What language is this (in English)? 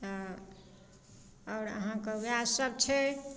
Maithili